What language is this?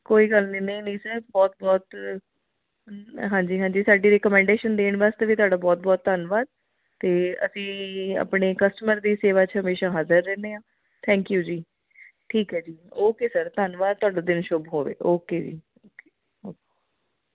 Punjabi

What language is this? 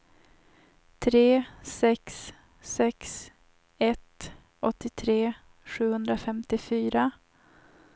Swedish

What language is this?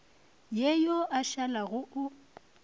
Northern Sotho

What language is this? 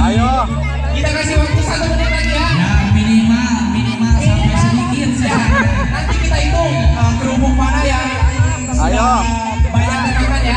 Indonesian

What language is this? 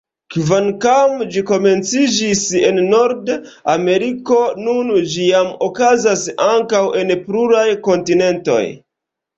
Esperanto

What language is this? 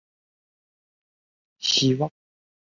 Chinese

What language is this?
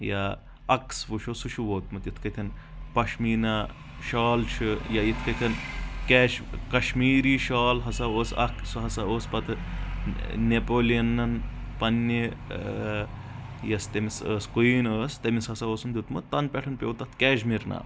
Kashmiri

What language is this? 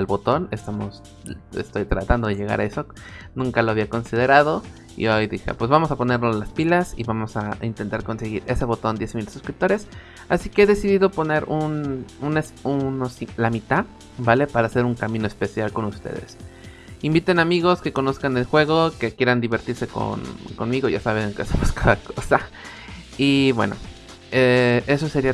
Spanish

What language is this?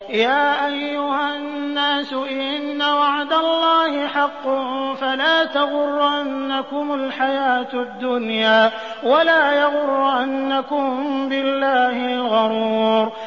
Arabic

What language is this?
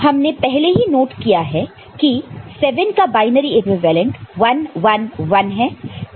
Hindi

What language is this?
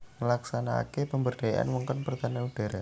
Javanese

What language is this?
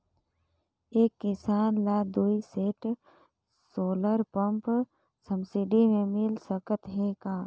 Chhattisgarhi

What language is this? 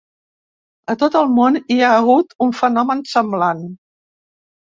Catalan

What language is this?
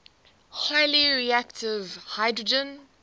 English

